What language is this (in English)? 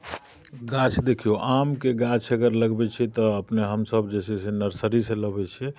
Maithili